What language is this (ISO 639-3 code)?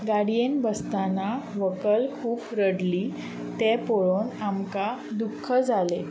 kok